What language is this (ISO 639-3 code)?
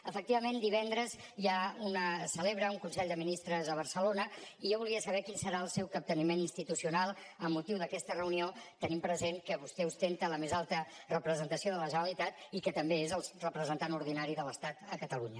cat